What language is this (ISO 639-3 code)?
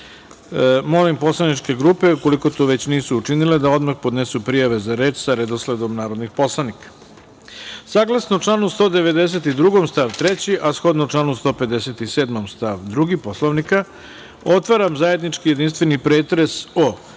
srp